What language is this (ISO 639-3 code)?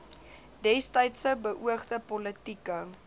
afr